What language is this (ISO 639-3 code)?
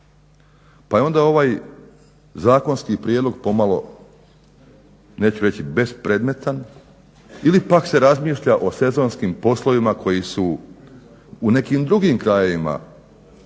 hrv